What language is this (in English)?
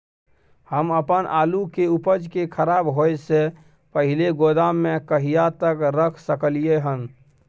Maithili